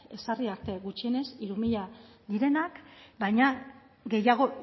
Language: Basque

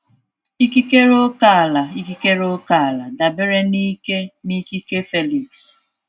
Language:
Igbo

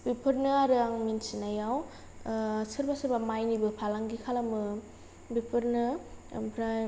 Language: Bodo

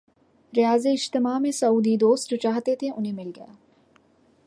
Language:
Urdu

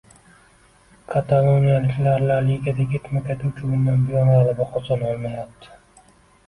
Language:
Uzbek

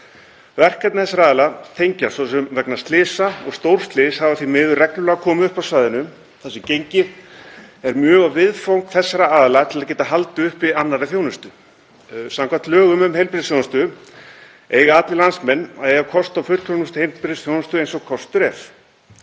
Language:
Icelandic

